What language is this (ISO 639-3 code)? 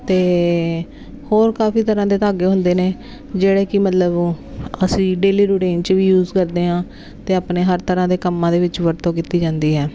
pan